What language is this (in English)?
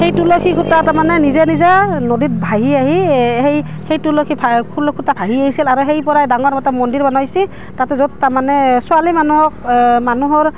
Assamese